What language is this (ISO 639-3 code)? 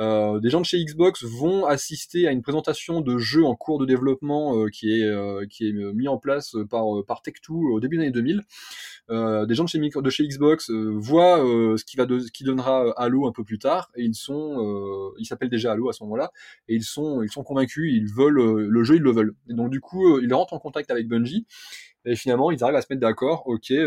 fra